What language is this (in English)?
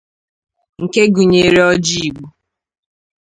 Igbo